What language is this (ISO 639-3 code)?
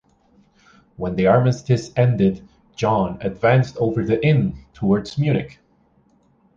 eng